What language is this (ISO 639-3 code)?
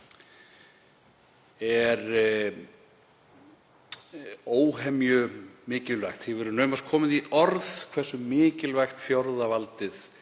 isl